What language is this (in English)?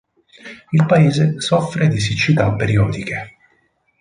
Italian